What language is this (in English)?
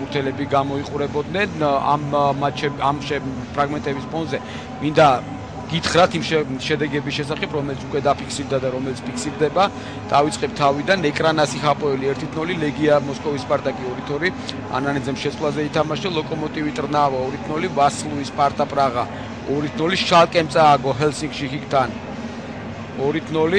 Romanian